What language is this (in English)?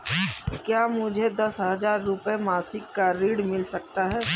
Hindi